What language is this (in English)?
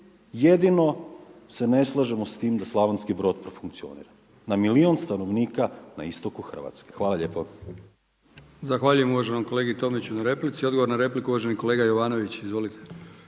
Croatian